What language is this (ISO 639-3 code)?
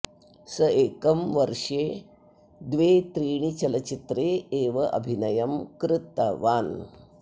san